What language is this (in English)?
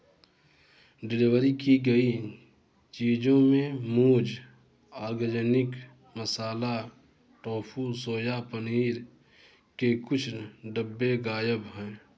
Hindi